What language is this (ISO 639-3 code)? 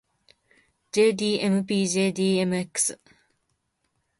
jpn